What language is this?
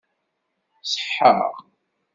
Kabyle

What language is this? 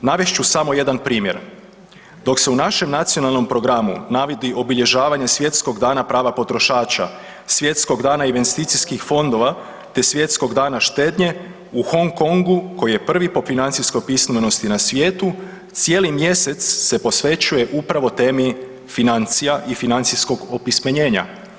Croatian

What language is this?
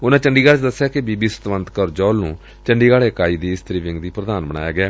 Punjabi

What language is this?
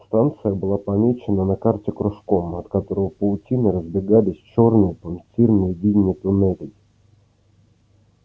Russian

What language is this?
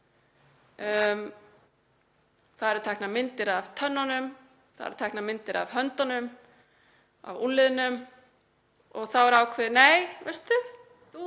Icelandic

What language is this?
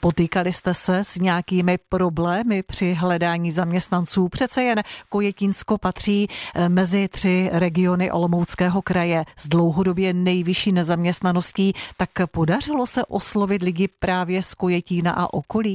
Czech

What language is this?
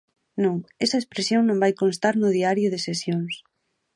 Galician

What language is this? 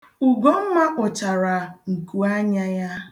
Igbo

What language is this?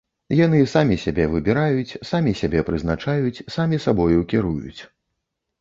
Belarusian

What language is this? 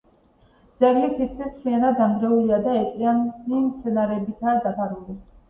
Georgian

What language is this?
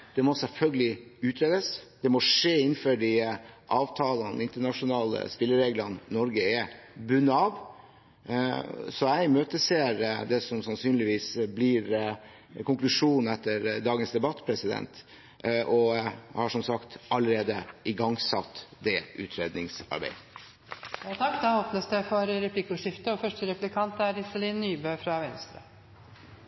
Norwegian Bokmål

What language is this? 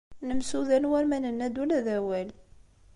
Kabyle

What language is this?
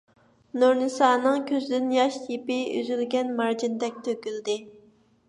Uyghur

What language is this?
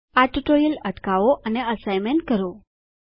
Gujarati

